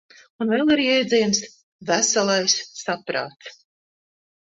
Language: Latvian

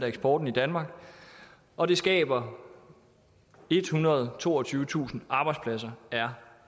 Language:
Danish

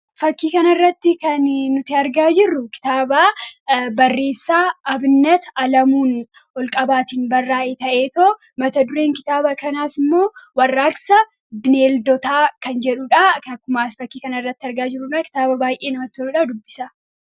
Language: Oromo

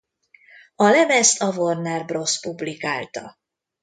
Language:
Hungarian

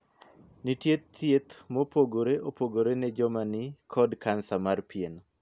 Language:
Luo (Kenya and Tanzania)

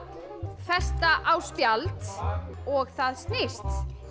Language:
Icelandic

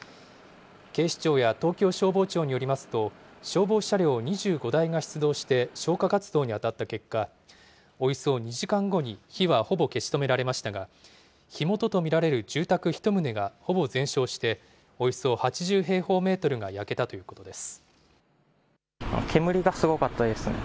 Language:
Japanese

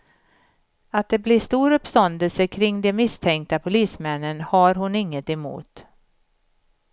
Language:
Swedish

